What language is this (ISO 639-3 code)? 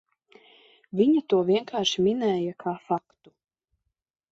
lav